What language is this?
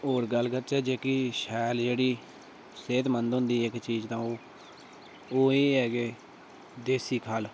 Dogri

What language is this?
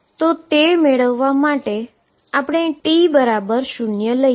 Gujarati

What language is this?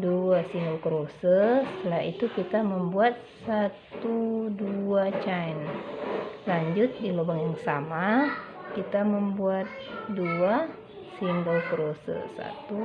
Indonesian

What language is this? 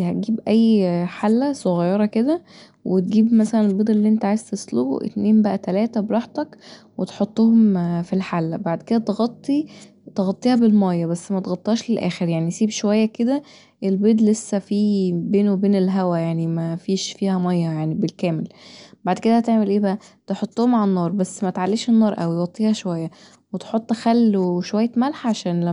Egyptian Arabic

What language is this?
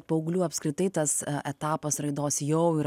Lithuanian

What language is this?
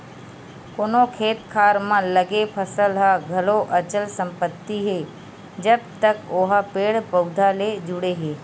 Chhattisgarhi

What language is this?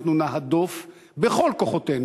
Hebrew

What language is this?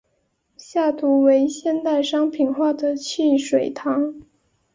Chinese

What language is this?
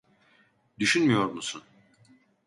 Turkish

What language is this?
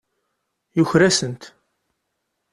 Kabyle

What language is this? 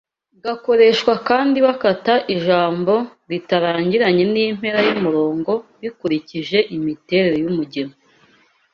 Kinyarwanda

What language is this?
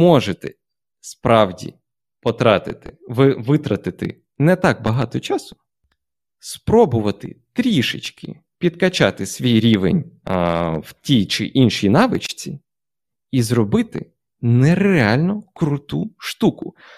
Ukrainian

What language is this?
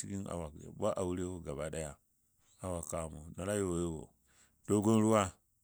Dadiya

